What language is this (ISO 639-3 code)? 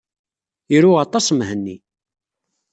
kab